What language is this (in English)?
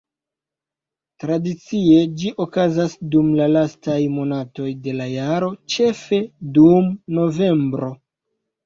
Esperanto